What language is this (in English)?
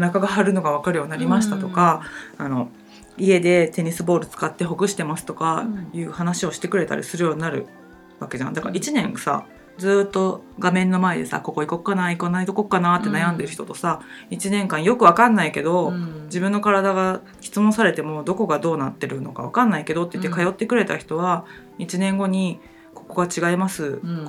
Japanese